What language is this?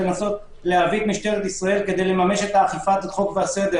Hebrew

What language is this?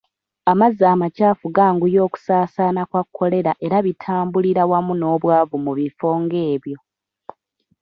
Ganda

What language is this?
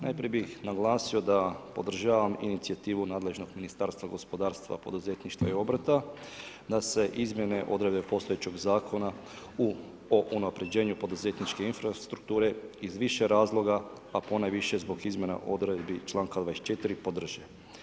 Croatian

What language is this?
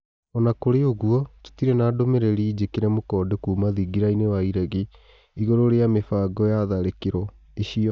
Kikuyu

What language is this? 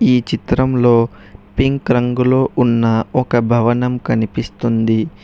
Telugu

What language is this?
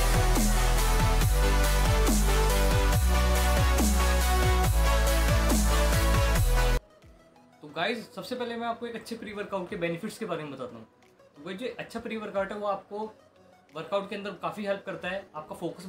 Hindi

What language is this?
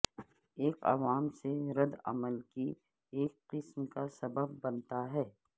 Urdu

